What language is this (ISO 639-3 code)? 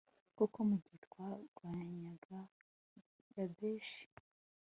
kin